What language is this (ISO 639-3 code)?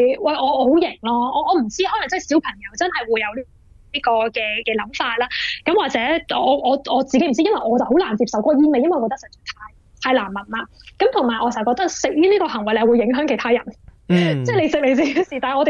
zho